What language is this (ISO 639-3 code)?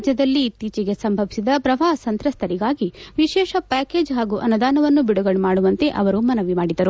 kan